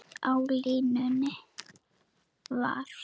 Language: Icelandic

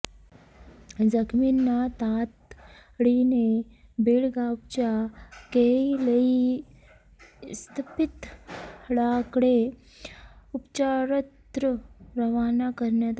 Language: Marathi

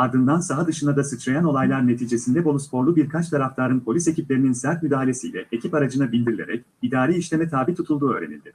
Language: Turkish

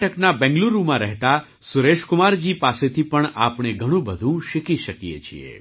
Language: Gujarati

